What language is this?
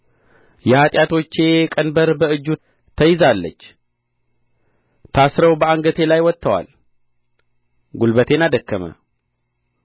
Amharic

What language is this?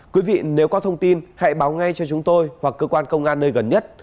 Vietnamese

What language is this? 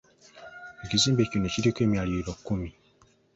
Ganda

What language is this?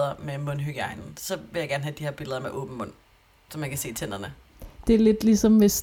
Danish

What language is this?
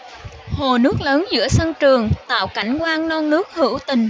Vietnamese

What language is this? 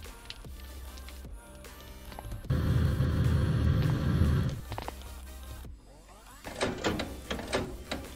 German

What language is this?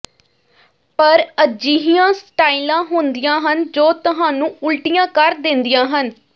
Punjabi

